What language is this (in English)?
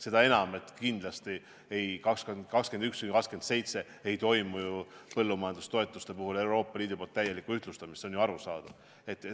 Estonian